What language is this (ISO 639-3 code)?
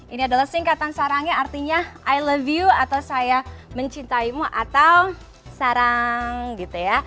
ind